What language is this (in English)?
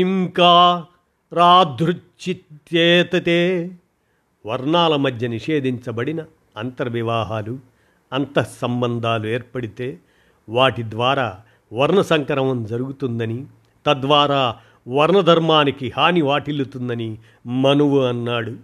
Telugu